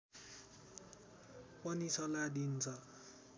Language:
Nepali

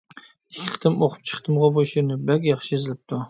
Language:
Uyghur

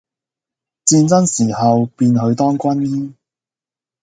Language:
Cantonese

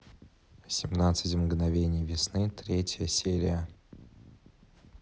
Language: Russian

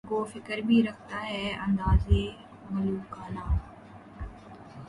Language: Urdu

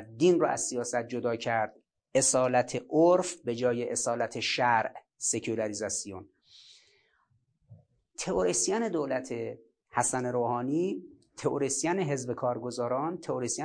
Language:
Persian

